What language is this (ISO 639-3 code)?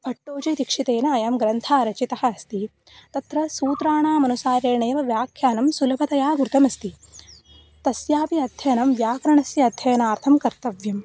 san